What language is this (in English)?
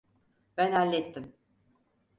Turkish